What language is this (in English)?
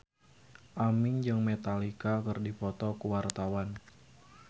Sundanese